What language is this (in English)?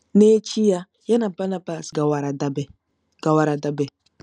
Igbo